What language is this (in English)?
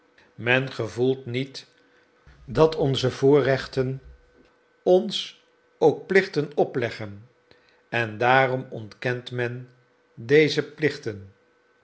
Dutch